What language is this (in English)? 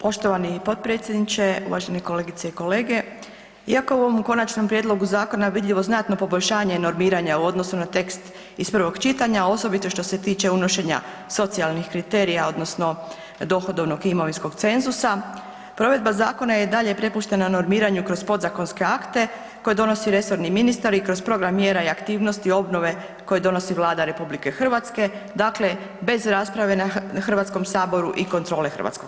Croatian